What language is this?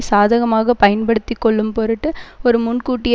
Tamil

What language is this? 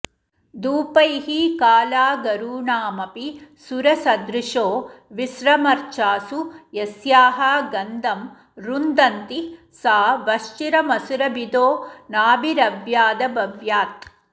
Sanskrit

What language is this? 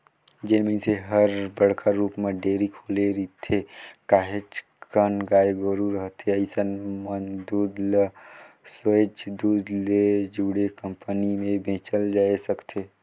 Chhattisgarhi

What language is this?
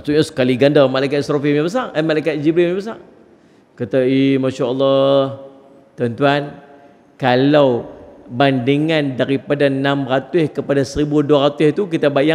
Malay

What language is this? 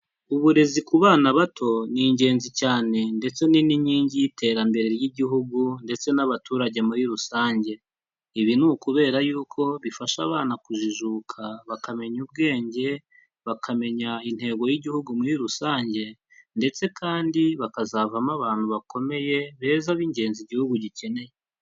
Kinyarwanda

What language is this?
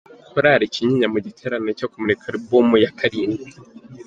Kinyarwanda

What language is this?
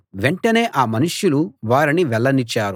Telugu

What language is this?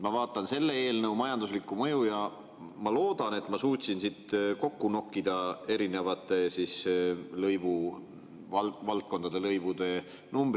Estonian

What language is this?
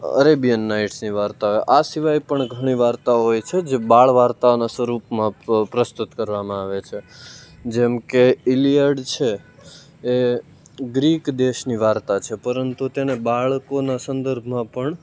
Gujarati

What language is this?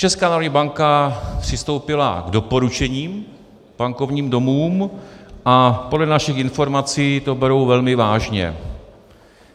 Czech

